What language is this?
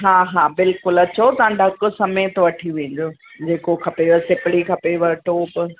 Sindhi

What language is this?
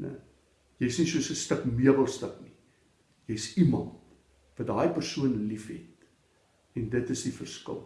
Dutch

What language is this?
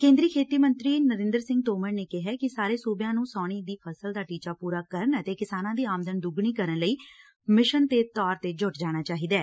Punjabi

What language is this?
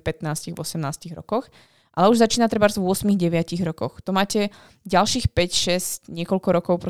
Slovak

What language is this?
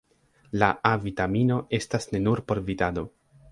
Esperanto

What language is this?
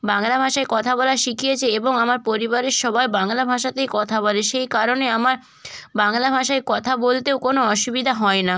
Bangla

